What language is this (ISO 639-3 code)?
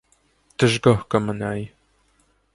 hye